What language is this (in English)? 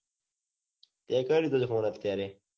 Gujarati